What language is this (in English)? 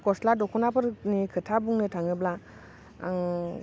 Bodo